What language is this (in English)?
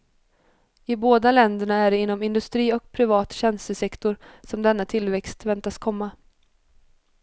Swedish